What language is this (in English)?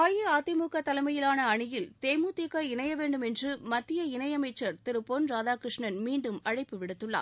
Tamil